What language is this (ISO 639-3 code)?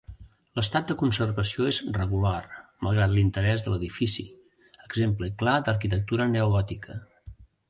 cat